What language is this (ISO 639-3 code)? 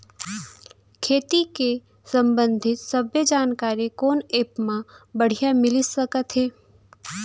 hne